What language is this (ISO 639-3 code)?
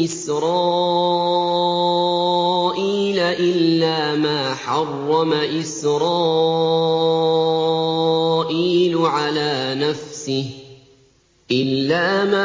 ara